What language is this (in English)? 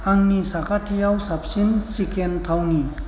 Bodo